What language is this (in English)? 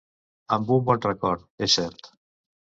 Catalan